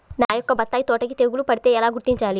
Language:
Telugu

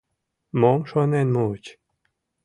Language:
Mari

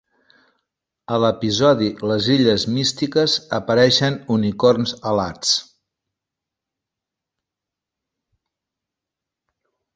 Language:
Catalan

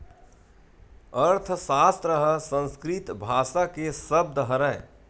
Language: Chhattisgarhi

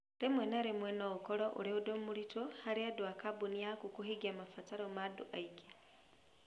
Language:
Kikuyu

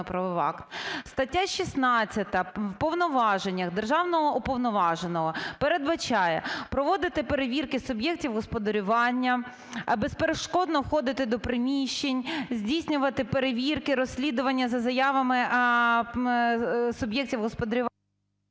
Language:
Ukrainian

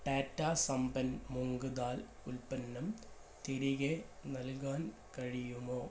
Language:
Malayalam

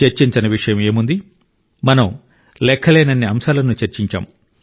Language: Telugu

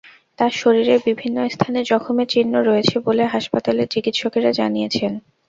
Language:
Bangla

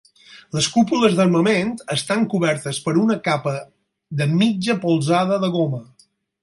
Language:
Catalan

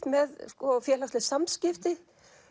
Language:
Icelandic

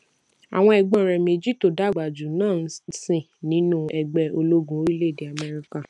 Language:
Yoruba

